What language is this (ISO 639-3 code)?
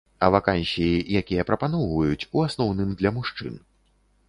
bel